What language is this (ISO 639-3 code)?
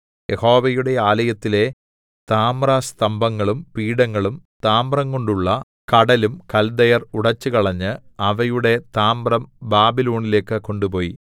mal